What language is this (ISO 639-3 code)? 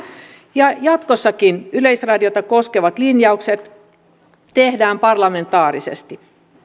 fin